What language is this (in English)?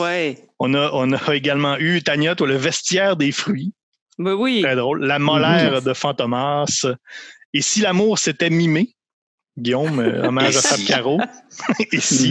French